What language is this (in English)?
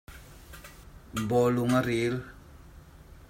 Hakha Chin